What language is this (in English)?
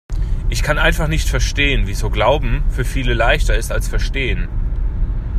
German